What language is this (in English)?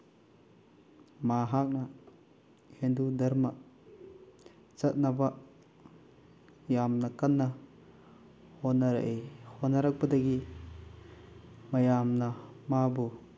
Manipuri